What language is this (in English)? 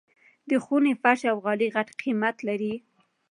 Pashto